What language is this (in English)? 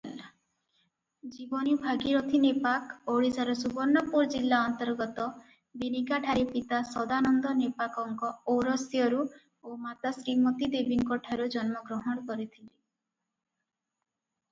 Odia